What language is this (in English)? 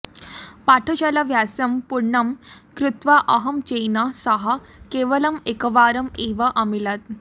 Sanskrit